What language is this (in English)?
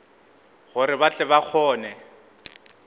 Northern Sotho